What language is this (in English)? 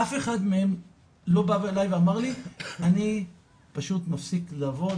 Hebrew